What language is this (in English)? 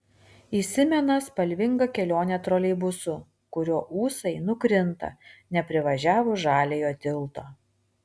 Lithuanian